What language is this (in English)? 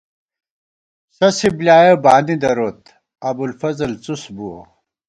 Gawar-Bati